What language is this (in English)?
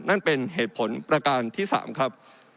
Thai